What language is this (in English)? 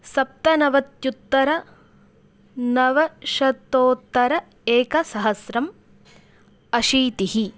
Sanskrit